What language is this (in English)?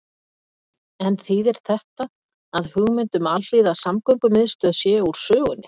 Icelandic